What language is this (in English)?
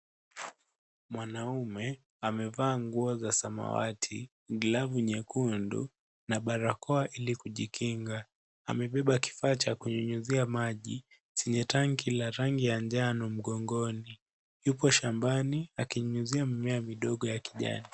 Swahili